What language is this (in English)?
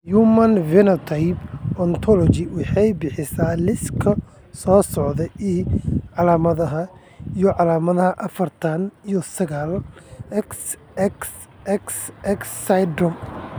Somali